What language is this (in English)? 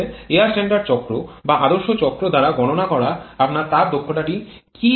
Bangla